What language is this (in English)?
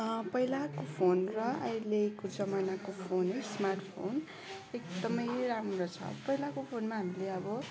Nepali